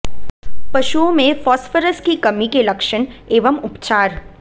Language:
Hindi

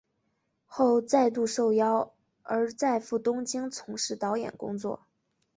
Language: Chinese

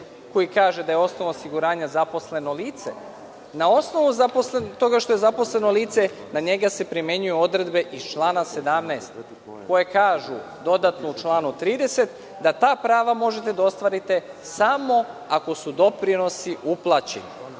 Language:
Serbian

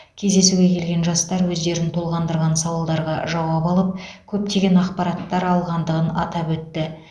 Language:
Kazakh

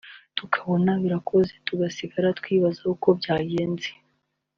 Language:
Kinyarwanda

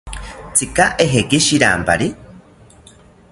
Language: South Ucayali Ashéninka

